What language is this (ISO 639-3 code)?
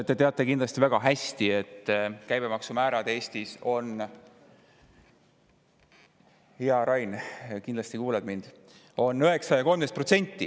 est